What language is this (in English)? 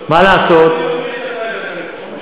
Hebrew